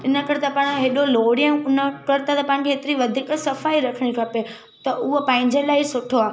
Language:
Sindhi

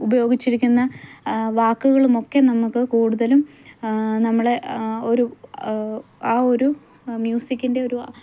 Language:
Malayalam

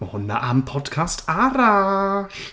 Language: Welsh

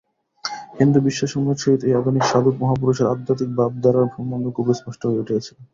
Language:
Bangla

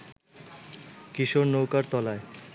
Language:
Bangla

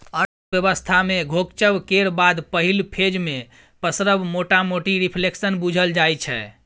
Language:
Maithili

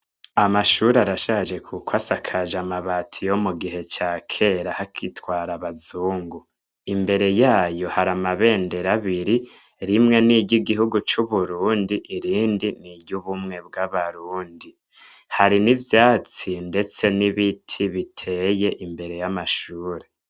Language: Rundi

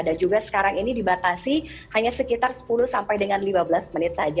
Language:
Indonesian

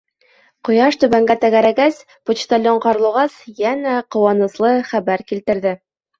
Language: Bashkir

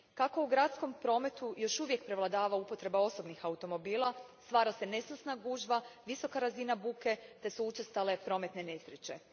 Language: Croatian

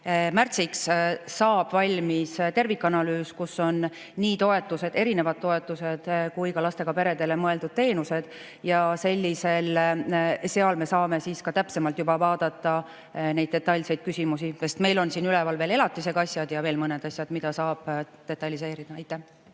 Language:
Estonian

